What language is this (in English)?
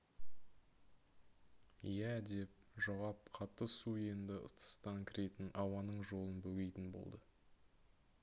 Kazakh